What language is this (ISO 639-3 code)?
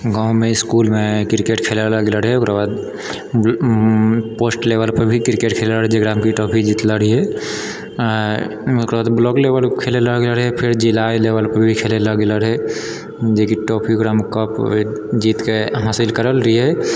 mai